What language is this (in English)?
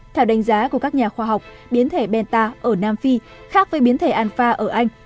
Vietnamese